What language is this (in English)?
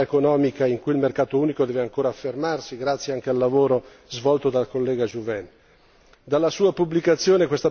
Italian